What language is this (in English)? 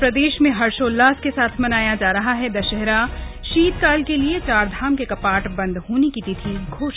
Hindi